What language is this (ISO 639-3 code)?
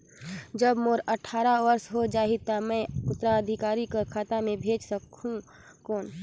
hne